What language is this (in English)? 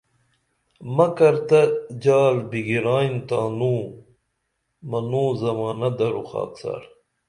Dameli